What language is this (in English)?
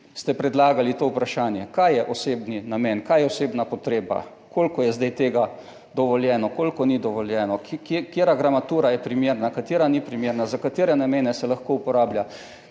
Slovenian